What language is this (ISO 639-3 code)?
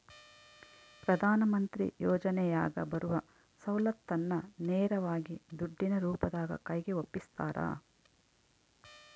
kan